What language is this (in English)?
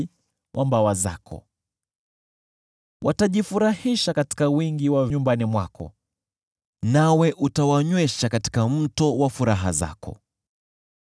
Swahili